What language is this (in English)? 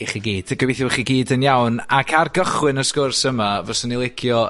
Welsh